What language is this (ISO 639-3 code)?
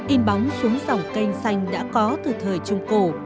vie